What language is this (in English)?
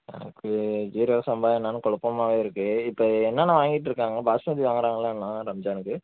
Tamil